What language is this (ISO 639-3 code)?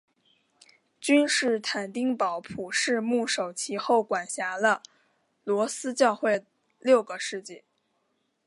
zho